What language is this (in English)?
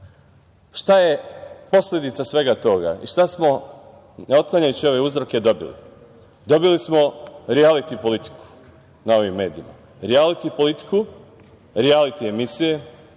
Serbian